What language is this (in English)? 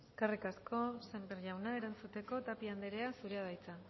Basque